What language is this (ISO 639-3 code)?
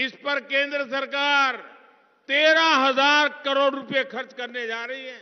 hin